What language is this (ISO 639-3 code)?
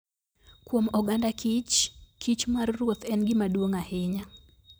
luo